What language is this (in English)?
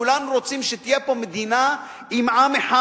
Hebrew